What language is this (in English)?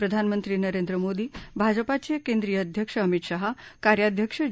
Marathi